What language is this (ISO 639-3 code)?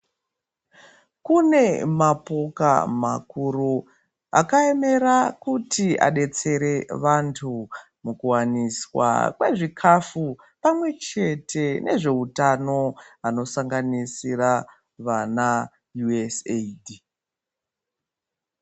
ndc